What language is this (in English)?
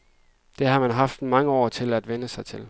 Danish